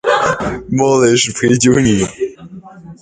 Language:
Chinese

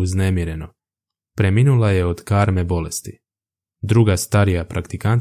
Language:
Croatian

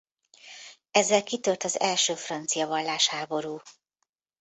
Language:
Hungarian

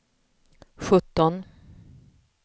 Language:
Swedish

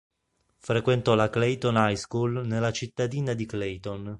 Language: Italian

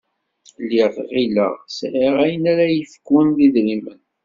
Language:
Kabyle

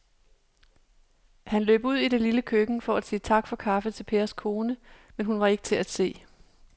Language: Danish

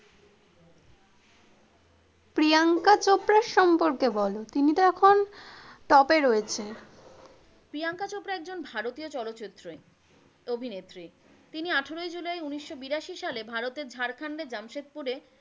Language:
Bangla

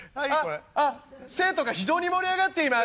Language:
Japanese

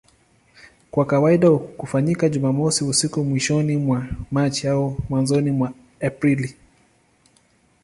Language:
Swahili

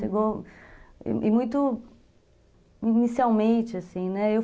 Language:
Portuguese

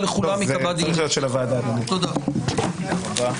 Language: Hebrew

